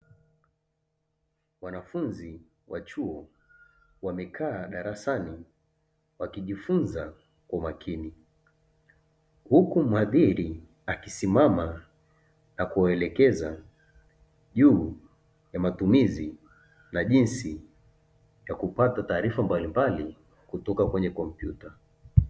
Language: Swahili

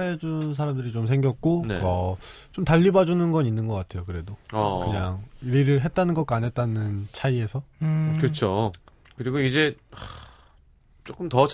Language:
Korean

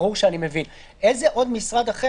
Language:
Hebrew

